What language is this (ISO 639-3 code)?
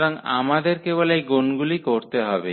ben